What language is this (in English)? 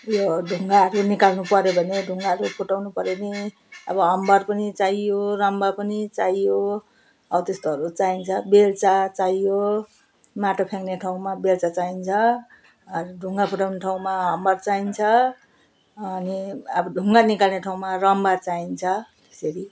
Nepali